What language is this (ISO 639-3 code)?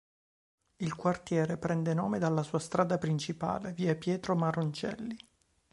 ita